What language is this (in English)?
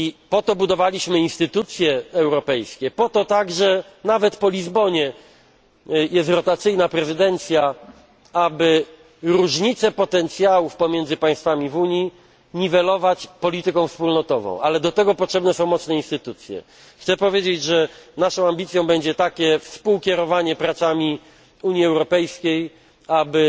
Polish